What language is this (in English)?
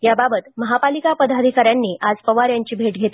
Marathi